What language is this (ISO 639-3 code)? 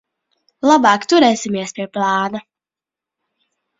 lav